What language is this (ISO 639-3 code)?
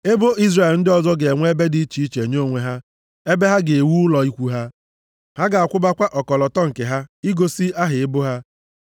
ibo